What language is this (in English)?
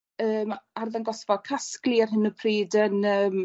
Welsh